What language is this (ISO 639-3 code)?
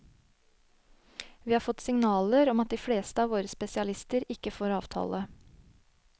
nor